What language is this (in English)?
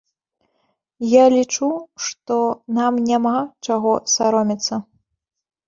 Belarusian